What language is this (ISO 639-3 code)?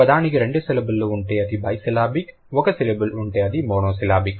tel